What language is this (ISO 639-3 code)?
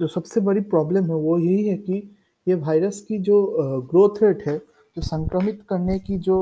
hin